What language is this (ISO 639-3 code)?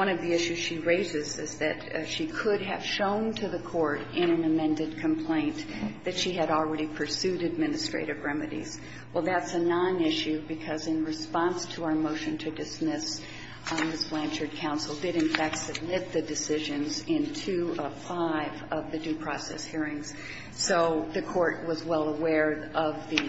eng